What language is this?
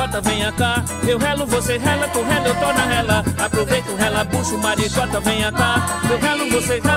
Portuguese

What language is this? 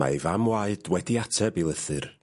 Welsh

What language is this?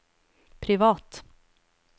Norwegian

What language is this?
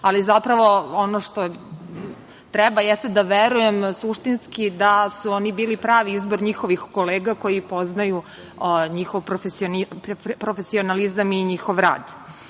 Serbian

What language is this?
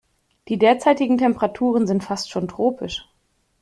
German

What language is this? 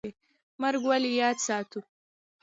Pashto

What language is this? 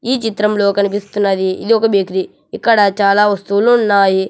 Telugu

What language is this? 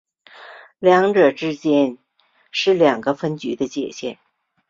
Chinese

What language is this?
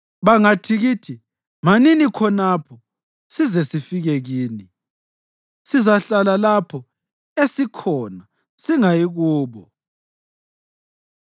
North Ndebele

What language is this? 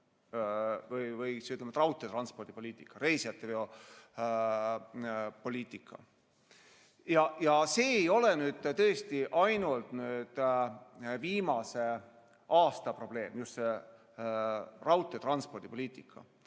Estonian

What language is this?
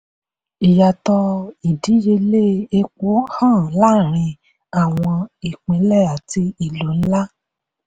Yoruba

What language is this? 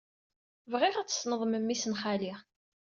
Kabyle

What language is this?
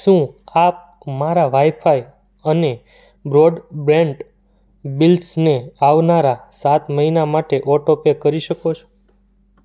Gujarati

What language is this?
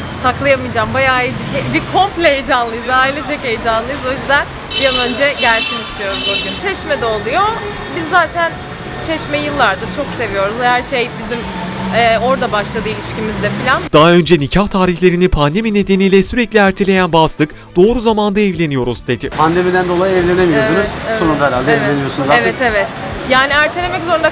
Turkish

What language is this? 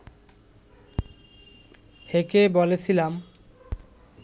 Bangla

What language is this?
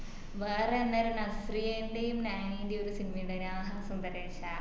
Malayalam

